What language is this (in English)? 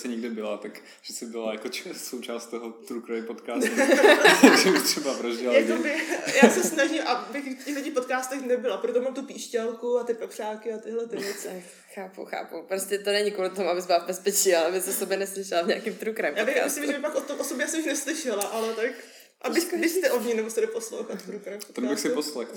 Czech